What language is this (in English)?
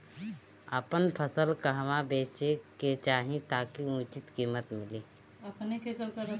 Bhojpuri